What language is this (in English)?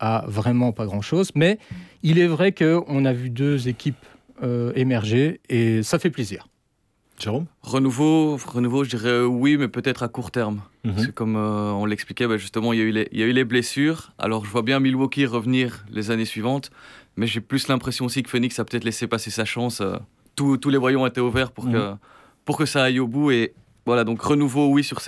French